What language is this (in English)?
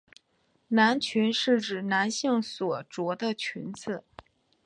Chinese